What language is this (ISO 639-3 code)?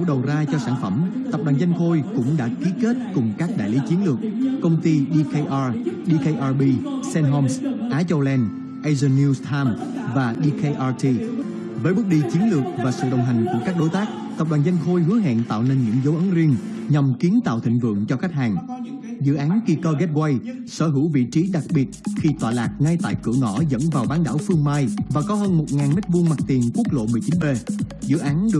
vie